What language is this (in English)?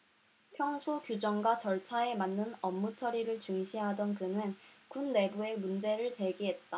Korean